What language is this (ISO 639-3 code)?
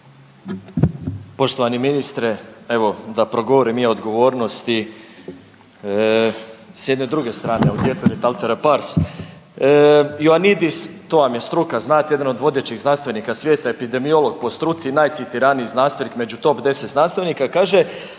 hrv